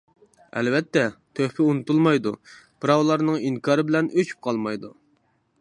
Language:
Uyghur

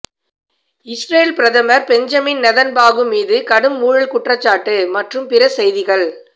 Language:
Tamil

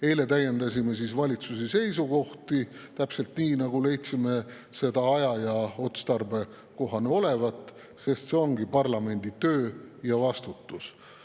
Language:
Estonian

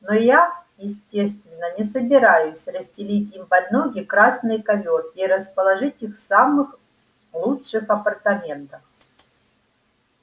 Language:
Russian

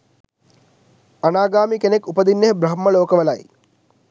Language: Sinhala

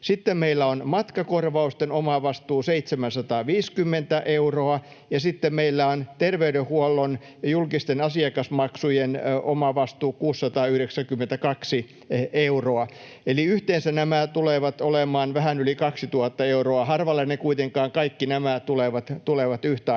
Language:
Finnish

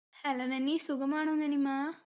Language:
Malayalam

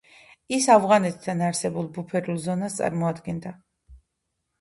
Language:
Georgian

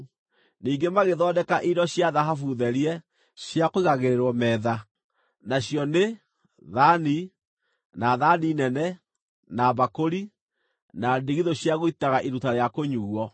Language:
Kikuyu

